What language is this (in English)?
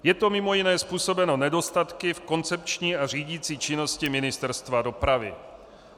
Czech